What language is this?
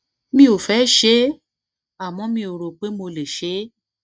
Yoruba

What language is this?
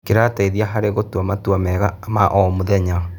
Kikuyu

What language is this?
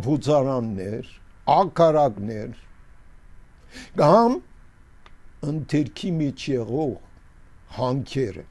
Turkish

